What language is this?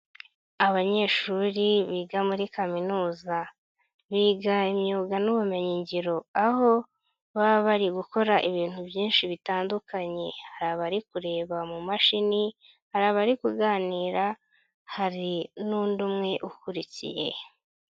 Kinyarwanda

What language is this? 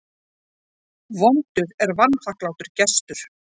Icelandic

